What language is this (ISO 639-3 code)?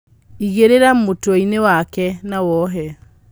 kik